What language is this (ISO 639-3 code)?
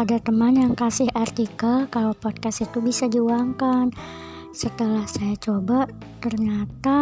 ind